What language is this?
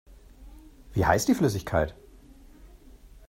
German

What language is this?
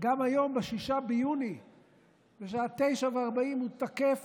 Hebrew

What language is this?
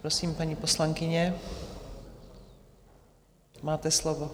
Czech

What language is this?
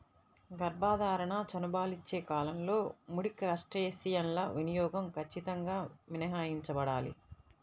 Telugu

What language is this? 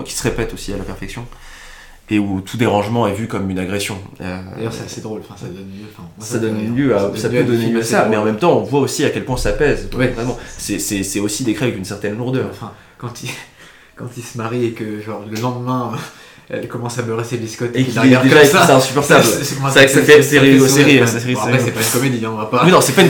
French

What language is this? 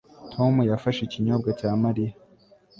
Kinyarwanda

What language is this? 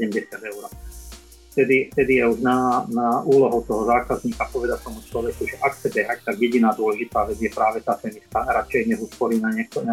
Slovak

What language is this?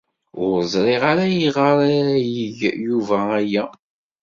Kabyle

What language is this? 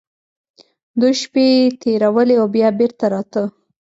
Pashto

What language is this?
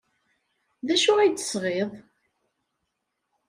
Kabyle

